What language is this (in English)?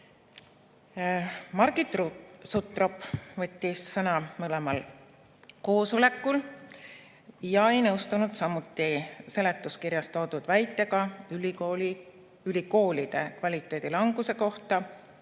Estonian